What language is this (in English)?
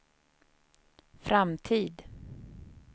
Swedish